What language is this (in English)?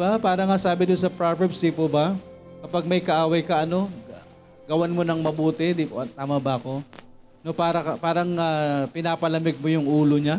Filipino